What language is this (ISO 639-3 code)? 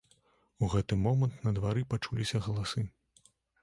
bel